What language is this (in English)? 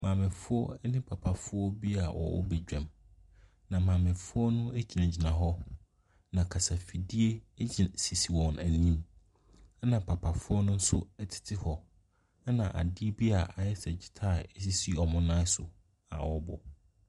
Akan